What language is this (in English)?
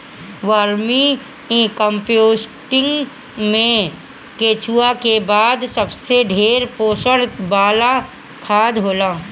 Bhojpuri